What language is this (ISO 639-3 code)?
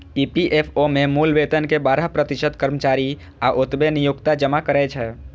mai